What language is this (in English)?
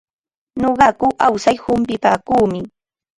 Ambo-Pasco Quechua